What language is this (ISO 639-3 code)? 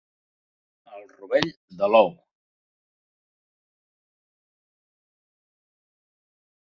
cat